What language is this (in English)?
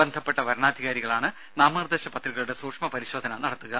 Malayalam